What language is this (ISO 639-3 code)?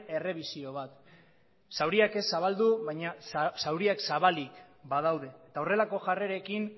eus